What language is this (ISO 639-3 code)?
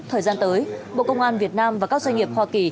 vie